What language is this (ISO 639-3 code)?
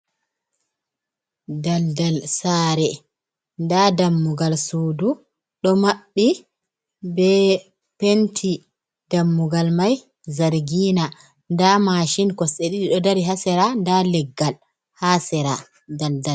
ful